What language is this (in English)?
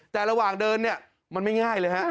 Thai